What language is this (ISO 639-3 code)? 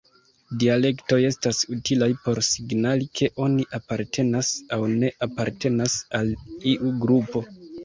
epo